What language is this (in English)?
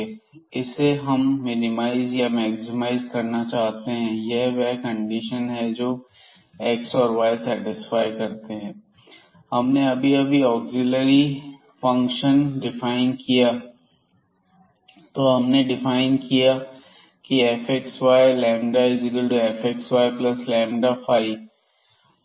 Hindi